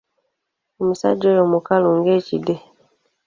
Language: Ganda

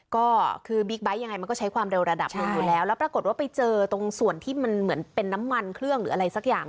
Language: Thai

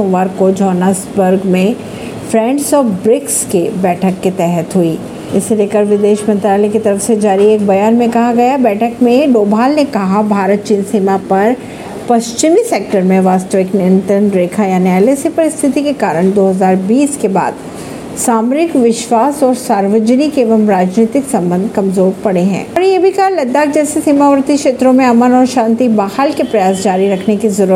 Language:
Hindi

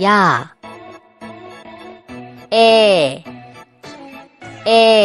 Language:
Thai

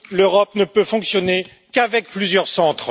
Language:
French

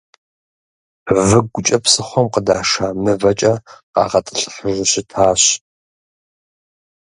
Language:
Kabardian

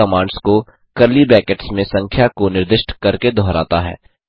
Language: Hindi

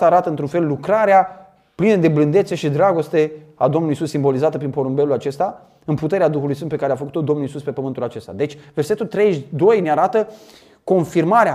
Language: Romanian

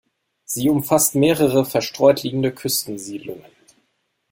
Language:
German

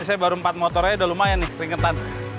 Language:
Indonesian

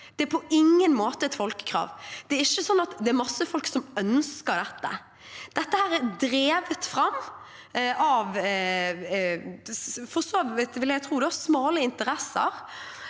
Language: Norwegian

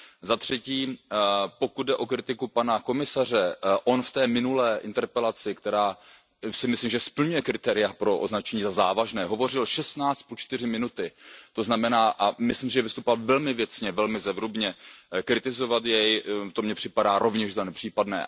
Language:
Czech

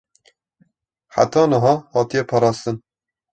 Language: Kurdish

